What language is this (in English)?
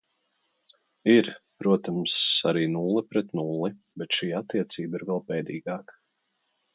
Latvian